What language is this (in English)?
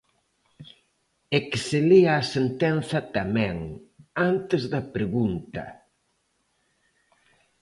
Galician